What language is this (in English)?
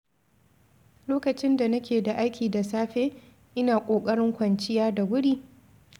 Hausa